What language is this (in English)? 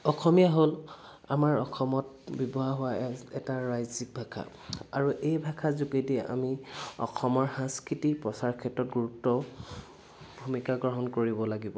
Assamese